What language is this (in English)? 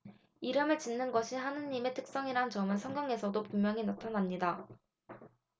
Korean